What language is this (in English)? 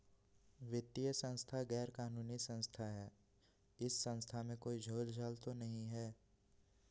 Magahi